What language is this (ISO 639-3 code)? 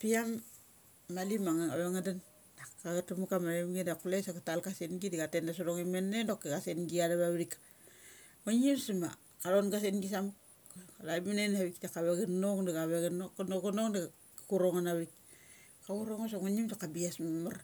gcc